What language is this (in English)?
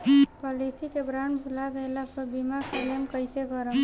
Bhojpuri